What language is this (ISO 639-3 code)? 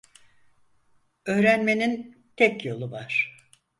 tur